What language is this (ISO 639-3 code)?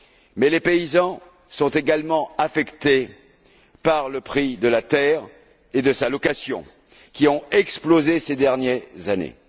fra